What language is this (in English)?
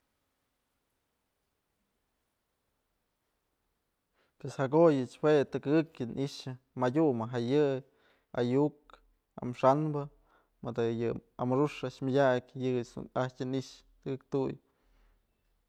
Mazatlán Mixe